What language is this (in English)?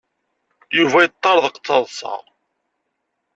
Kabyle